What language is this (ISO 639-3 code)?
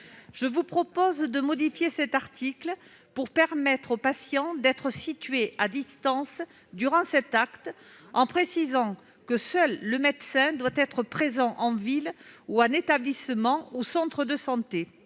fra